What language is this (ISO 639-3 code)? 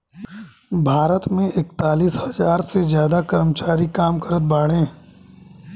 bho